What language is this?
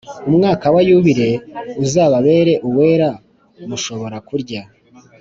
Kinyarwanda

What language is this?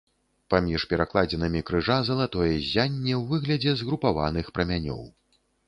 Belarusian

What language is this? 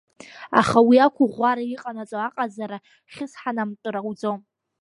Abkhazian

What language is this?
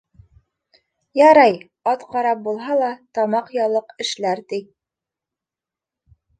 Bashkir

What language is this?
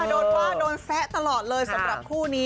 Thai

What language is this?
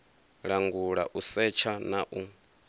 Venda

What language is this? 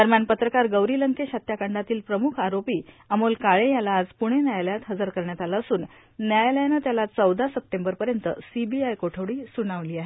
Marathi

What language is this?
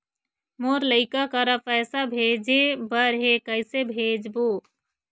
Chhattisgarhi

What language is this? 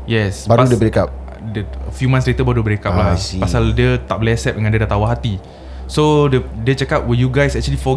Malay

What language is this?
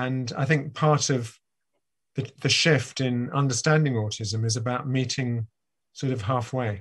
English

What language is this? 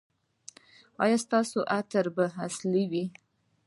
Pashto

